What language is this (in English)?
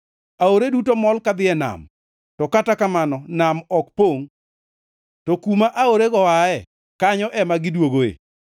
Luo (Kenya and Tanzania)